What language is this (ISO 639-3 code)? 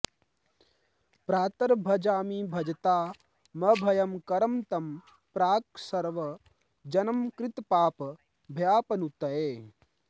san